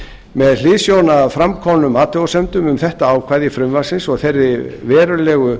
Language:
Icelandic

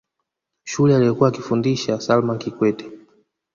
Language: Swahili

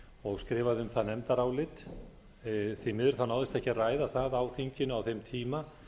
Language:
Icelandic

